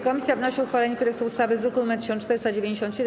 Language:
Polish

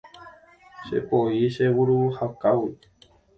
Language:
Guarani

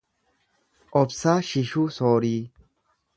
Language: Oromo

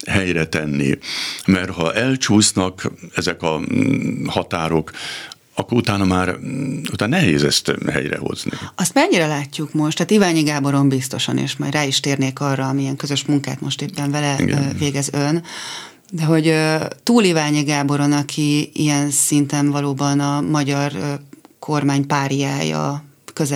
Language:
Hungarian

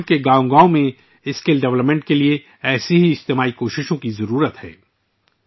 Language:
Urdu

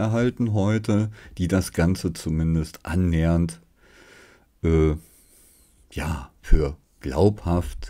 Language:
German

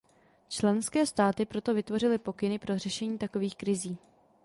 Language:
Czech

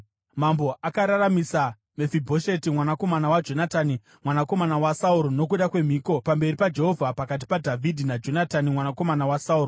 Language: Shona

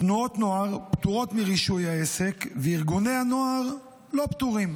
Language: Hebrew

